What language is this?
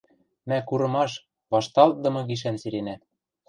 Western Mari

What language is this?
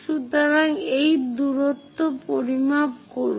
Bangla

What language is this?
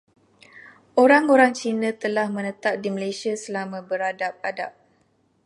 Malay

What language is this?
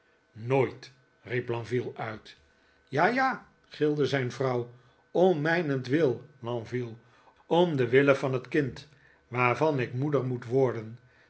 Dutch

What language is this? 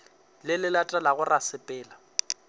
Northern Sotho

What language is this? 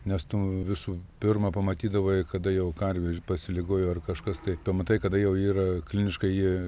Lithuanian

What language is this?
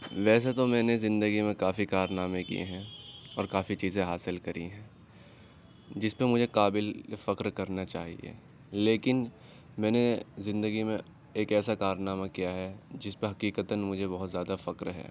Urdu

